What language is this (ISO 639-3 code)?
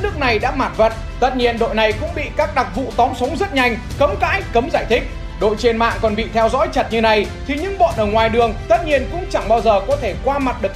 vie